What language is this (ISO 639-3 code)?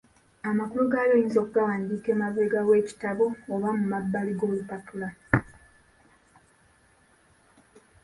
lug